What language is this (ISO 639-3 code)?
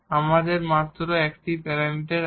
ben